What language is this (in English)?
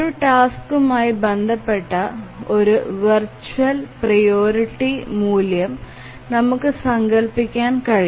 Malayalam